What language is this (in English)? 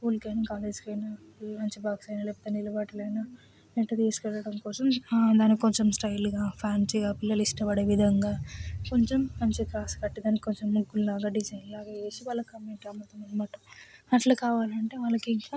Telugu